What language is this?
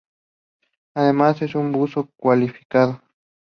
Spanish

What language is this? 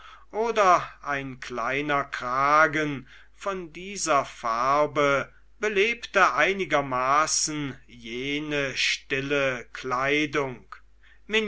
German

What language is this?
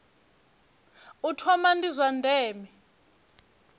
Venda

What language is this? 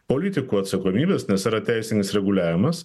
Lithuanian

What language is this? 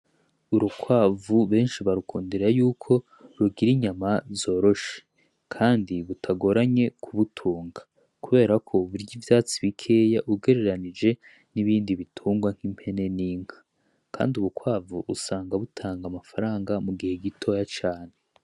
Rundi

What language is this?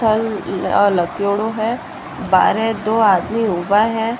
Marwari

